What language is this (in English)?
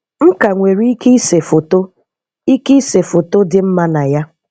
Igbo